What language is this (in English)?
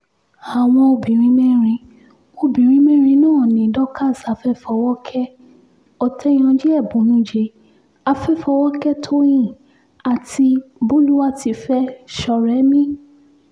Yoruba